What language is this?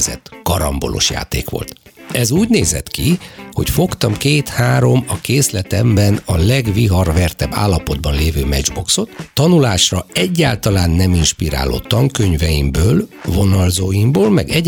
Hungarian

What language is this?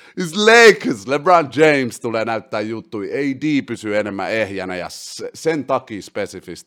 Finnish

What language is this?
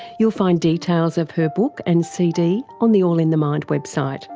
English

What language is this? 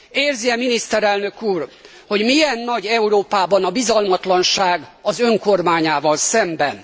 Hungarian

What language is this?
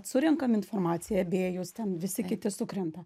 Lithuanian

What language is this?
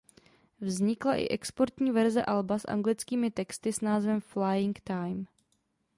Czech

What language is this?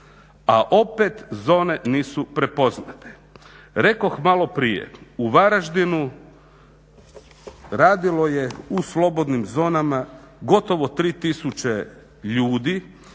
Croatian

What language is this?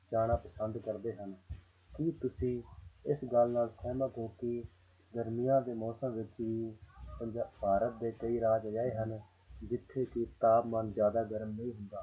Punjabi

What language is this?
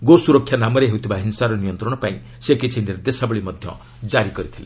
Odia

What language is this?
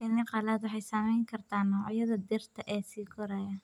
Somali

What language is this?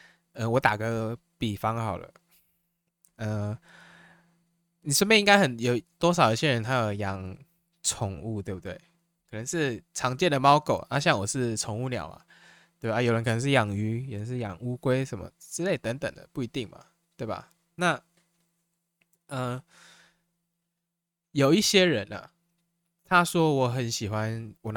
Chinese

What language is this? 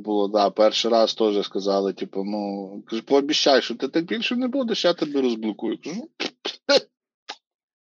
Ukrainian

